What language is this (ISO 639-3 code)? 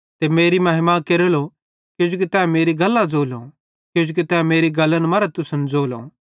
bhd